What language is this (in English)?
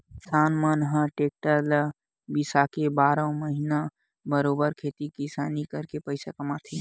Chhattisgarhi